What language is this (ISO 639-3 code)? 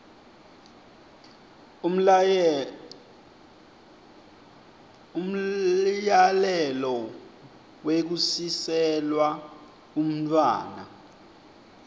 ssw